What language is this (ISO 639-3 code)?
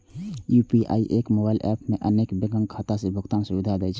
mai